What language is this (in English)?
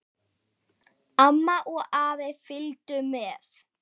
Icelandic